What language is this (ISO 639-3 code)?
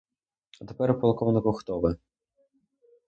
ukr